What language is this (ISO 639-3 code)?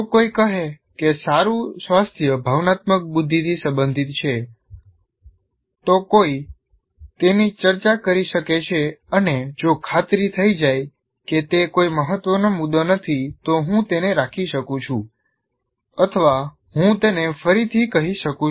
guj